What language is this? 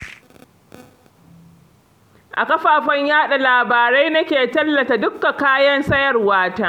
Hausa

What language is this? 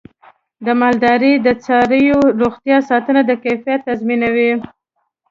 Pashto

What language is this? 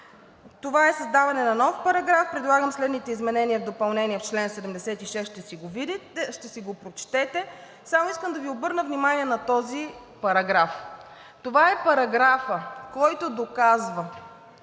Bulgarian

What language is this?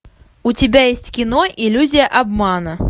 Russian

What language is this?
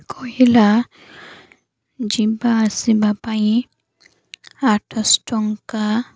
Odia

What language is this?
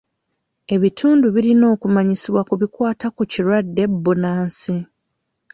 Ganda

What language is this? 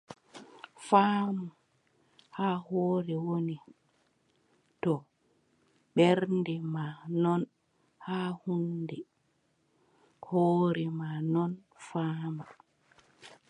Adamawa Fulfulde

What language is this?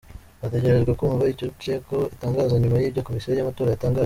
Kinyarwanda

